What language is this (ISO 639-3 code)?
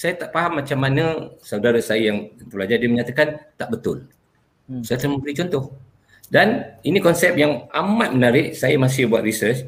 msa